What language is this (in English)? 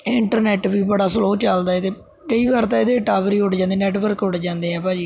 Punjabi